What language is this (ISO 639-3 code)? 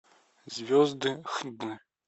rus